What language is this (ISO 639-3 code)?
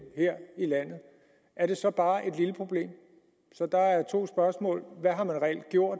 dan